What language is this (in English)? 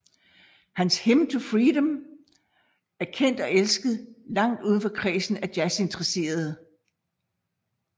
Danish